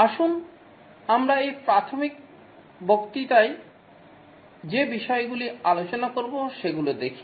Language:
Bangla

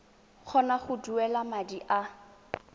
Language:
Tswana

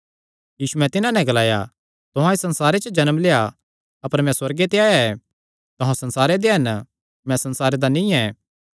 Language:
Kangri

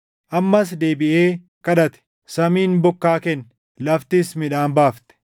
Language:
Oromo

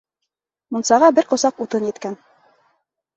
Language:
Bashkir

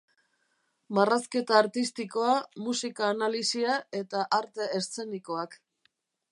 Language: Basque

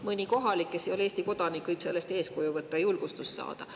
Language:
Estonian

